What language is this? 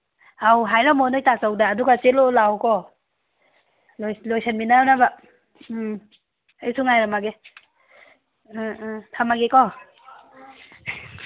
Manipuri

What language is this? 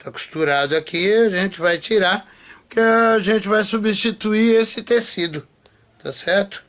Portuguese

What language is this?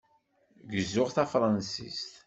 Kabyle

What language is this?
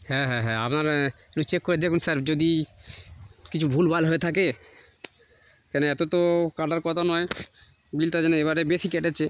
Bangla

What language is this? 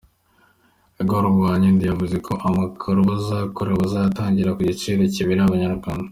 Kinyarwanda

